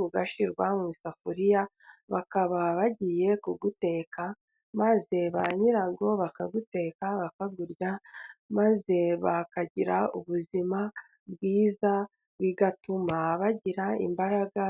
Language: Kinyarwanda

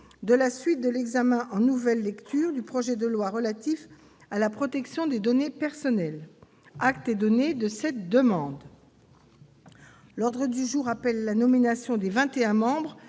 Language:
French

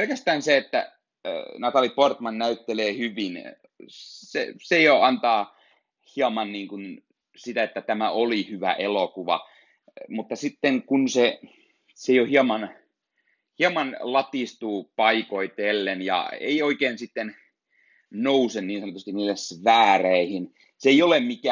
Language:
Finnish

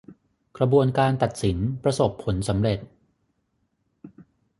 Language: Thai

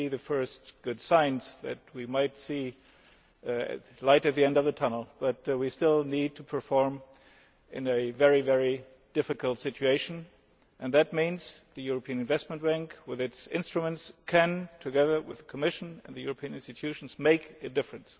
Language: English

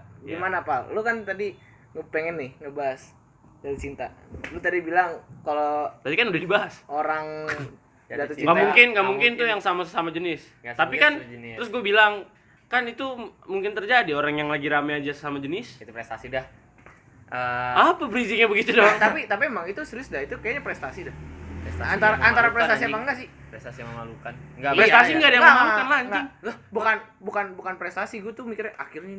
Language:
Indonesian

